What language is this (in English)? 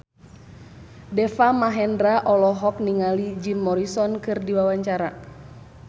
Sundanese